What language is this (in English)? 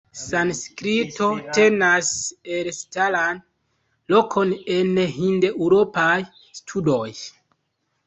Esperanto